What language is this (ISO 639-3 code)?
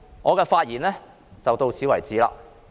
yue